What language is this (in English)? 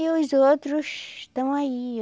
Portuguese